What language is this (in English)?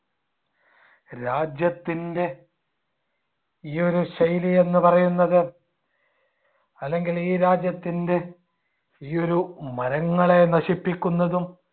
Malayalam